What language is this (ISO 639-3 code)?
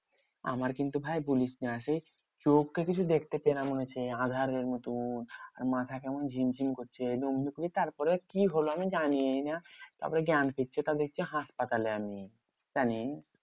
ben